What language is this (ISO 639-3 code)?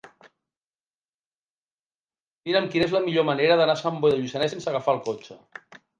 cat